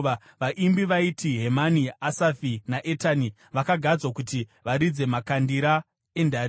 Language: Shona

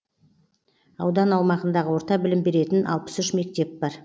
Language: Kazakh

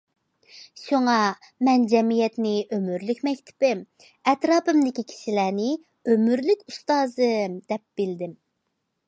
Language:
Uyghur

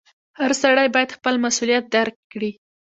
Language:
Pashto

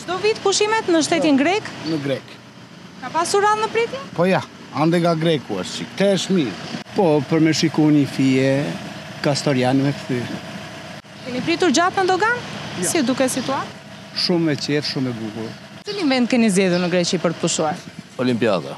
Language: Romanian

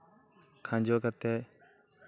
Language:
Santali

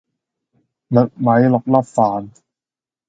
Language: Cantonese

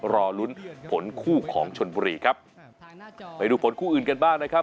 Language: Thai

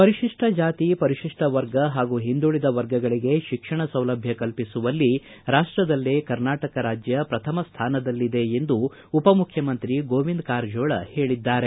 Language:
Kannada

